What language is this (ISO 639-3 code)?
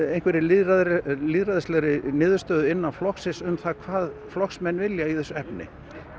isl